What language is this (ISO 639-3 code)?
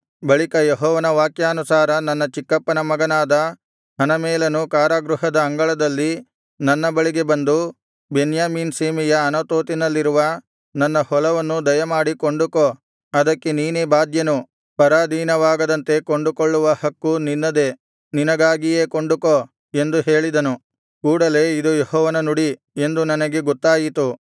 kan